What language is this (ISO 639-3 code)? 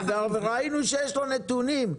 heb